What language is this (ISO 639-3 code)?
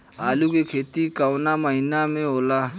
bho